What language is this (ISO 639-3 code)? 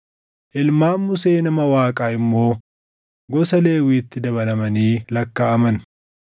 orm